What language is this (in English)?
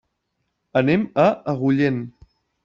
Catalan